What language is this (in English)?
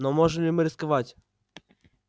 Russian